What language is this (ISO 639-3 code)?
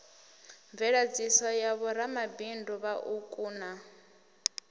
ven